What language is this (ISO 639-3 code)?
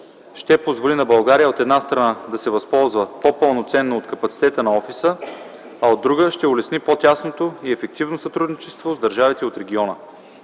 bul